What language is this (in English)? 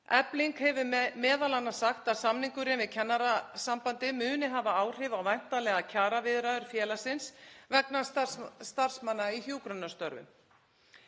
Icelandic